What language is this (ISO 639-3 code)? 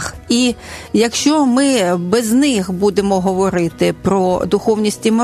ukr